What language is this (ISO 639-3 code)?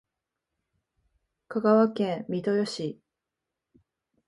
jpn